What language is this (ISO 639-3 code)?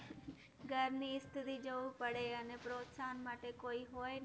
guj